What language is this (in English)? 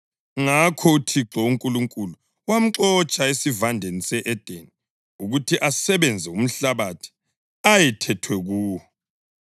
North Ndebele